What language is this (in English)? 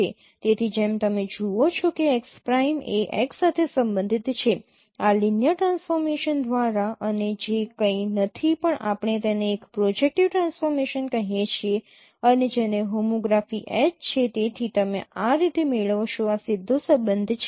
Gujarati